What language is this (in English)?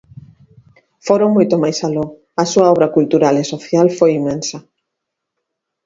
Galician